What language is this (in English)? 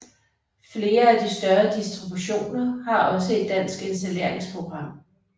Danish